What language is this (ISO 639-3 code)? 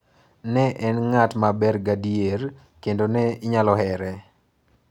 luo